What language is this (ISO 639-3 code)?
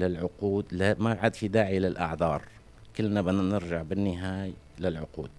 ara